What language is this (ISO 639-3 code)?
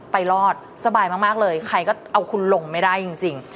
tha